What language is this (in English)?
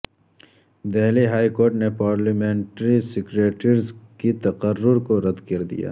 Urdu